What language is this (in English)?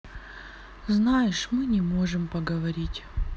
Russian